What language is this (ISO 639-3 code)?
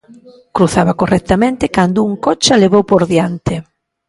glg